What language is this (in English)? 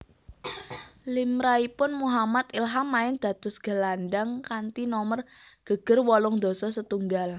Javanese